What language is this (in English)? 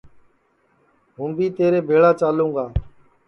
Sansi